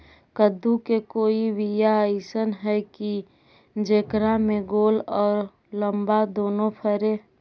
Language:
Magahi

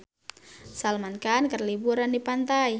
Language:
Sundanese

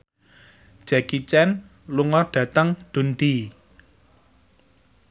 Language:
Javanese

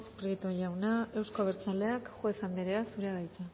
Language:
Basque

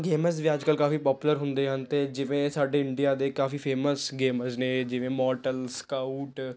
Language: Punjabi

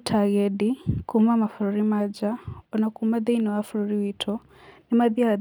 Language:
Kikuyu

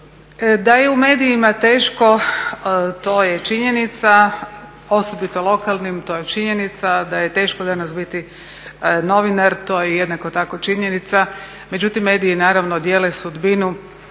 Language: Croatian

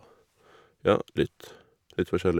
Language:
Norwegian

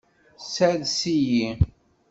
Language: Kabyle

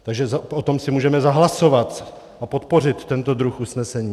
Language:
Czech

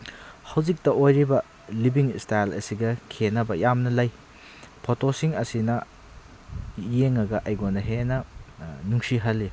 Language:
Manipuri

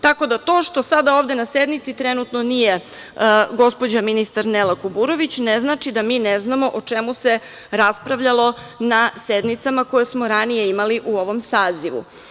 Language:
Serbian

